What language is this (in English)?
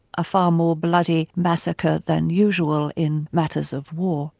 English